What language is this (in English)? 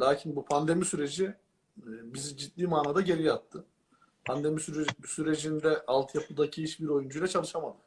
Turkish